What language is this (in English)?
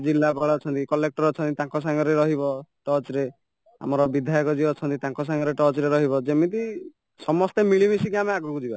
Odia